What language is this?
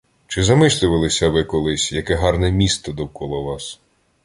Ukrainian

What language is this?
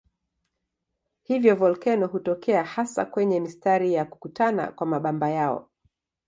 Swahili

